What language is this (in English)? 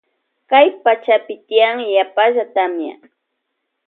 Loja Highland Quichua